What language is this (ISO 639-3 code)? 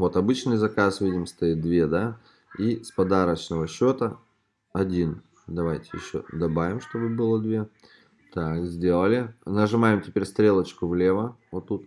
rus